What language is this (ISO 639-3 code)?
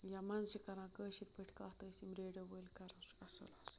kas